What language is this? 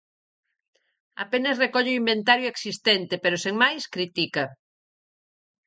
Galician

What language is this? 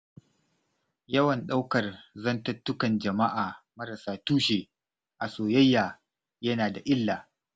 Hausa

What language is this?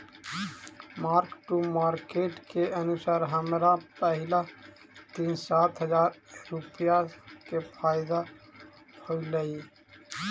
Magahi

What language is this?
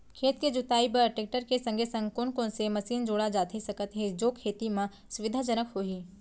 Chhattisgarhi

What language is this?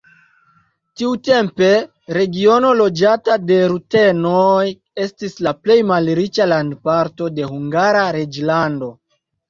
Esperanto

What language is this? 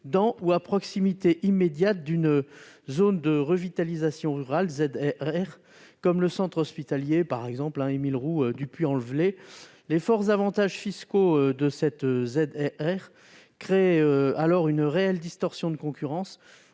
French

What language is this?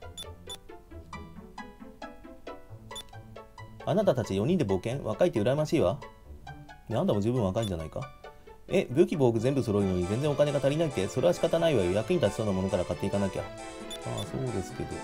Japanese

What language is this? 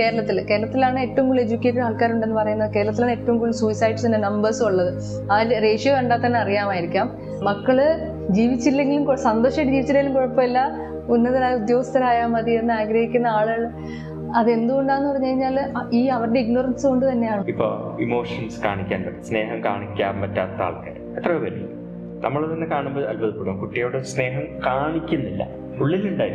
Malayalam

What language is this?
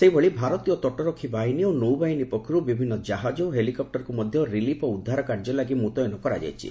Odia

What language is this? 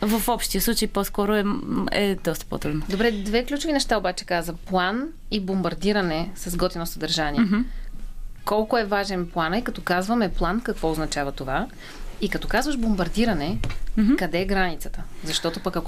Bulgarian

